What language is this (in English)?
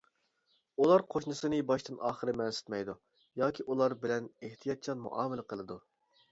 Uyghur